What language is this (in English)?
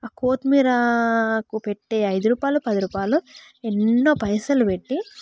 Telugu